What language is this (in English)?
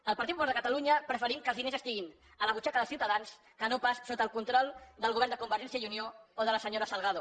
Catalan